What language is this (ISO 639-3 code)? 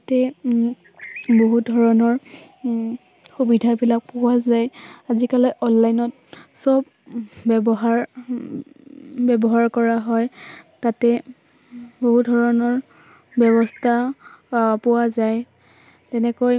asm